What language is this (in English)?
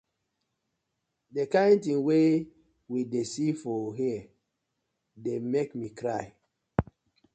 Nigerian Pidgin